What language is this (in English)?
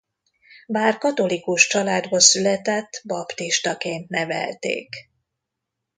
Hungarian